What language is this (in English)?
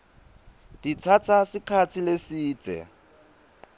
Swati